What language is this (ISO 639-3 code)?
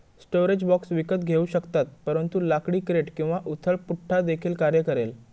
mar